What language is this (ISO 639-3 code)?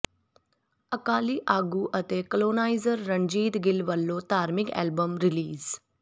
pan